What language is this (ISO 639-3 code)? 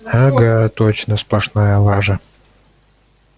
rus